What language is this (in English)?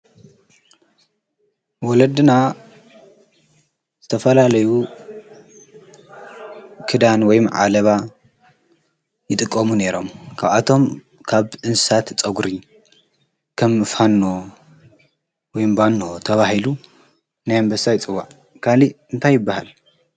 Tigrinya